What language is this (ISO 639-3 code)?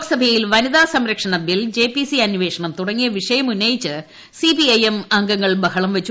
mal